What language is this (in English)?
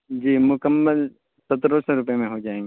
Urdu